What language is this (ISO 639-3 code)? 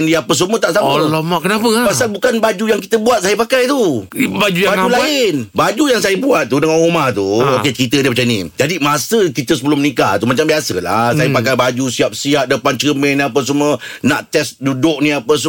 msa